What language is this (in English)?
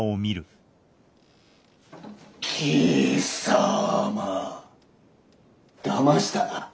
Japanese